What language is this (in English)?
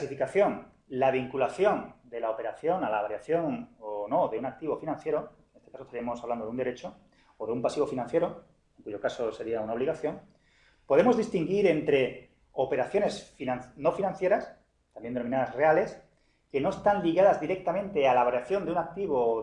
Spanish